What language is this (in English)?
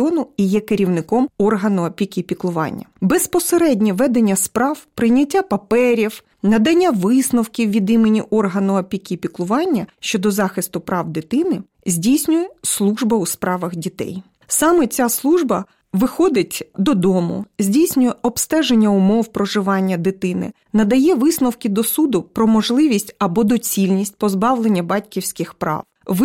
Ukrainian